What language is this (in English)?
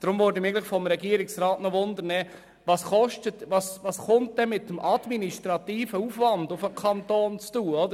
Swiss German